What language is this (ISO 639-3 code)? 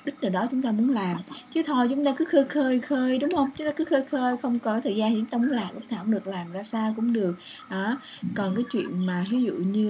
vie